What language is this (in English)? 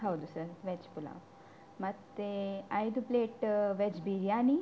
Kannada